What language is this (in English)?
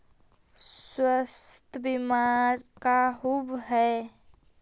Magahi